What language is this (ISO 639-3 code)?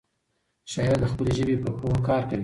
pus